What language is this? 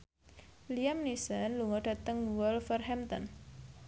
Javanese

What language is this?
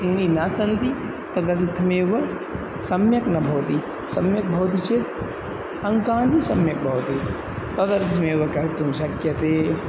Sanskrit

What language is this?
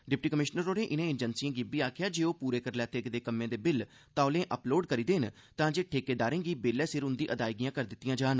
Dogri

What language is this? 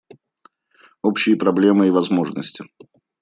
Russian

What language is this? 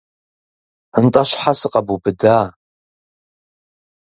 Kabardian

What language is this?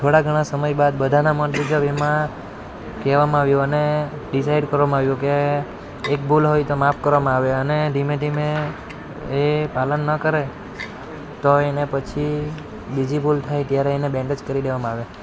Gujarati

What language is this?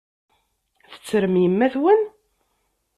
Kabyle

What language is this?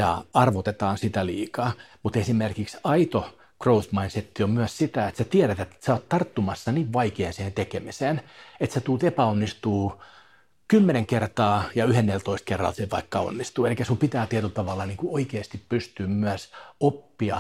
Finnish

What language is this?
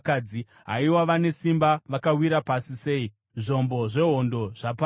Shona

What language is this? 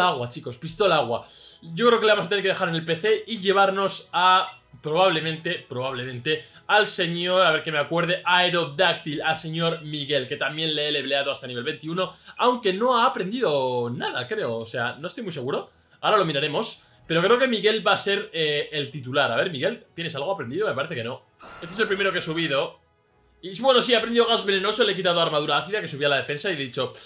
Spanish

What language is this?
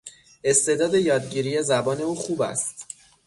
Persian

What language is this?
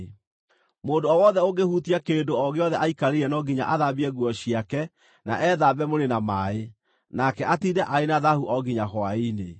Kikuyu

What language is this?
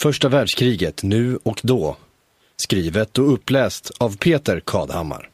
Swedish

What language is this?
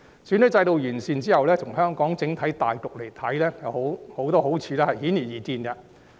Cantonese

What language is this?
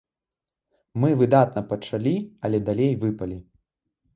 Belarusian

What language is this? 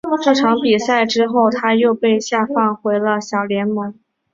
Chinese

